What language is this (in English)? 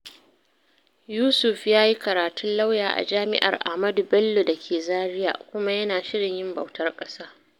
Hausa